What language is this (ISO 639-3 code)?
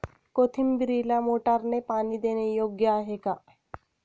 mar